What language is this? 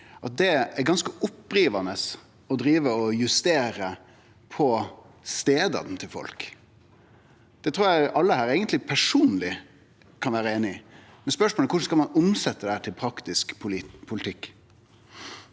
Norwegian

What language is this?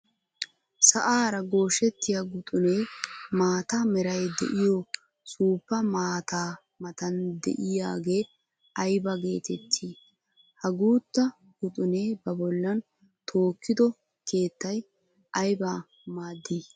Wolaytta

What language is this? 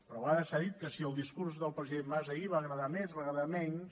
Catalan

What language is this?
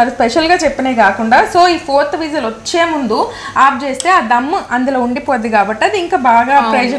Telugu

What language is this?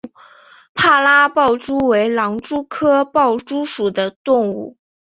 Chinese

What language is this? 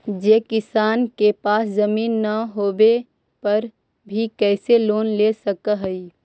Magahi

